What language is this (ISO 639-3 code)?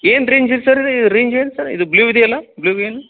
kan